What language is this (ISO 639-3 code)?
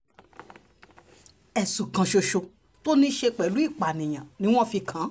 yor